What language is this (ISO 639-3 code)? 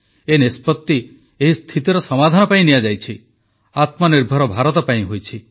ori